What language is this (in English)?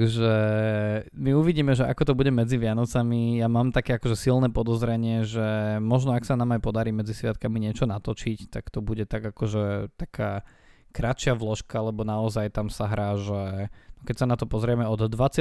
Slovak